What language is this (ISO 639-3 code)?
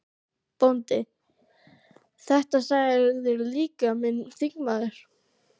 isl